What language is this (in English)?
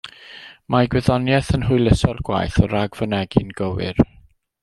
Welsh